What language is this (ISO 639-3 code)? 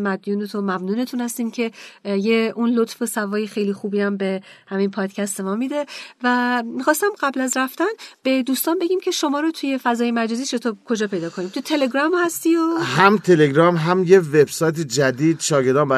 fas